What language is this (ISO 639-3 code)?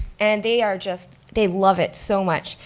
eng